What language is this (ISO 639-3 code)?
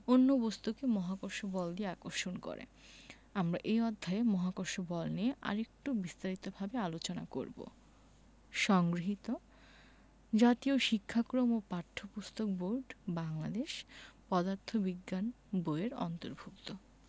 ben